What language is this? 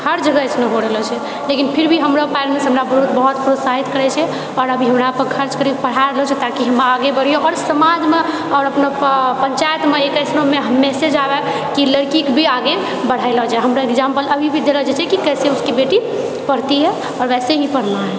Maithili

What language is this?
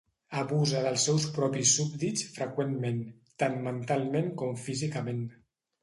Catalan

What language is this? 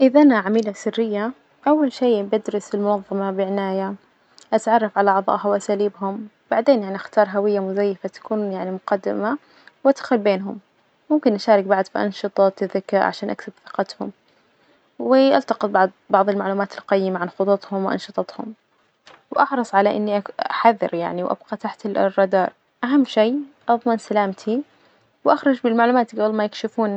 Najdi Arabic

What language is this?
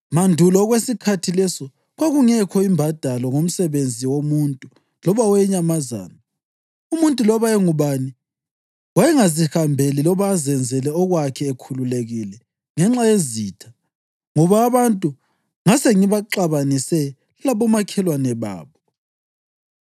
North Ndebele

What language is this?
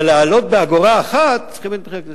Hebrew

